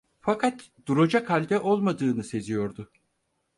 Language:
Turkish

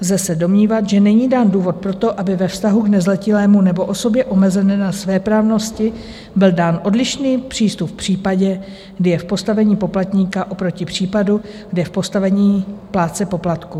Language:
Czech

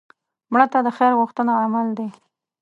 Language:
Pashto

